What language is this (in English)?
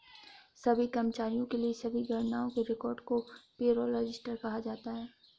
Hindi